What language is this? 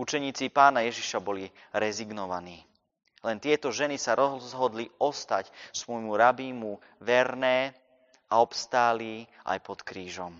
Slovak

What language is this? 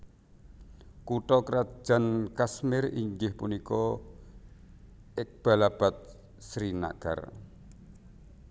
Javanese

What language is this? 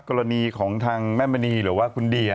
Thai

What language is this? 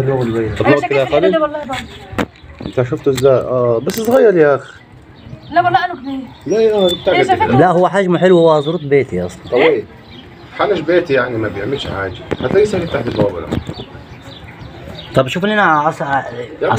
Arabic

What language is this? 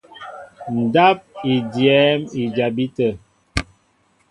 Mbo (Cameroon)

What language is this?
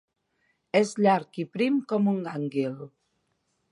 Catalan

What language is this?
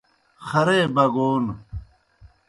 Kohistani Shina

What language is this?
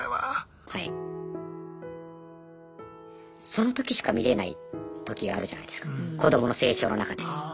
Japanese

